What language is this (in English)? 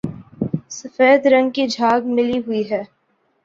Urdu